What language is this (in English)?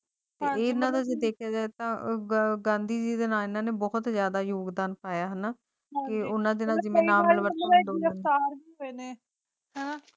Punjabi